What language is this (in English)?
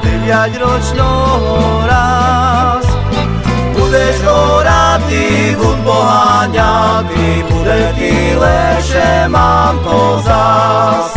Slovak